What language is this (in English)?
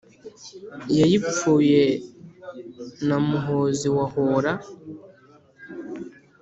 Kinyarwanda